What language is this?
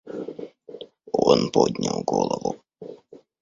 Russian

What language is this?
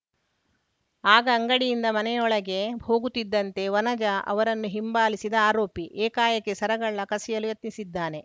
Kannada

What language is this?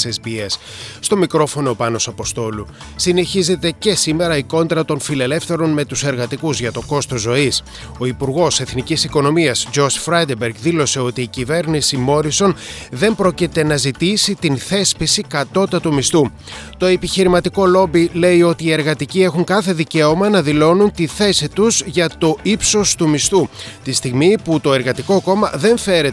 Greek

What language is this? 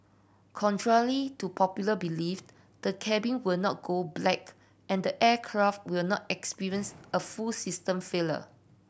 English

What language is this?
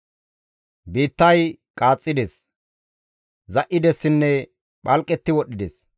Gamo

